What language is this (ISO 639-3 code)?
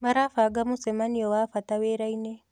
kik